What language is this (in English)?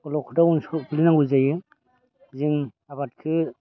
Bodo